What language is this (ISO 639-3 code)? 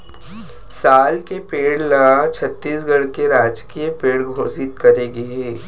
hne